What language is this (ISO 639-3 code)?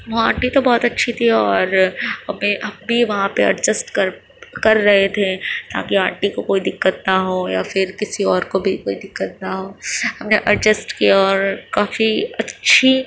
urd